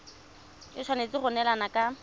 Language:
Tswana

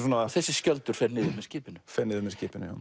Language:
Icelandic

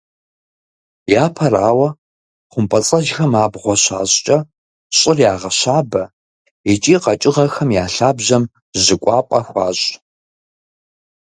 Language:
Kabardian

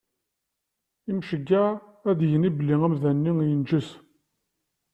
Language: Kabyle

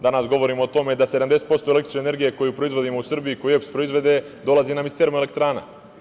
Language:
Serbian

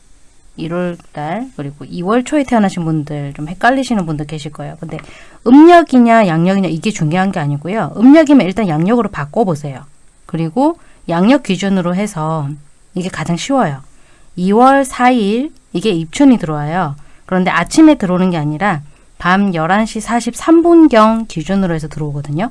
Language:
Korean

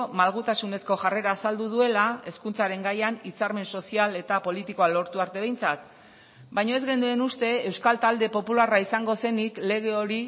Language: Basque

